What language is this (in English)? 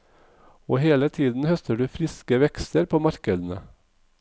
Norwegian